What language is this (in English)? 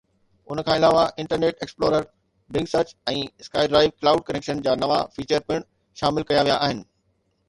Sindhi